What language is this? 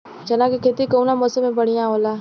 Bhojpuri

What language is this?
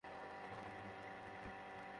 Bangla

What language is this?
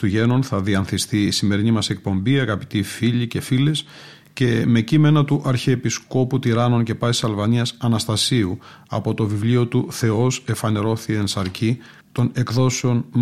Greek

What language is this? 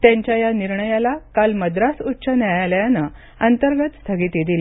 Marathi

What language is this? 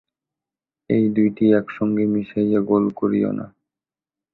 Bangla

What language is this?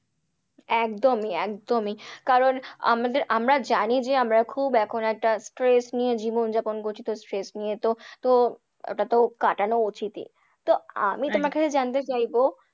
Bangla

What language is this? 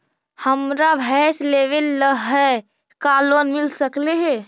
Magahi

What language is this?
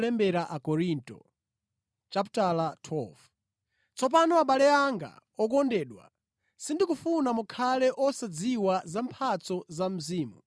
Nyanja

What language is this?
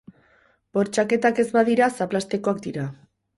Basque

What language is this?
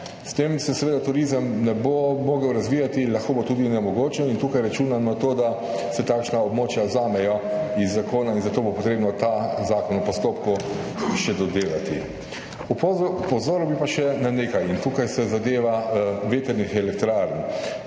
Slovenian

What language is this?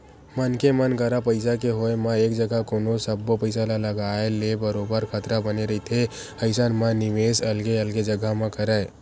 Chhattisgarhi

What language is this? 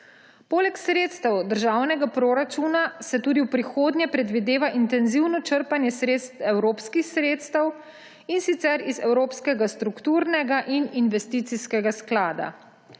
Slovenian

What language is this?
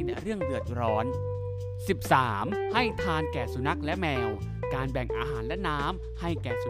Thai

